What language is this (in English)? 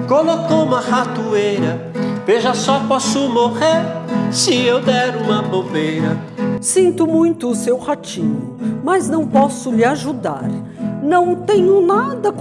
Portuguese